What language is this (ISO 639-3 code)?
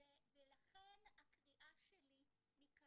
heb